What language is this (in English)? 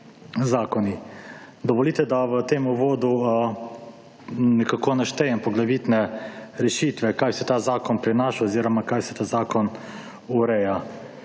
Slovenian